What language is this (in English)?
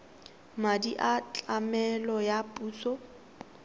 Tswana